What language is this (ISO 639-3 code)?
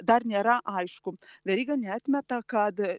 lit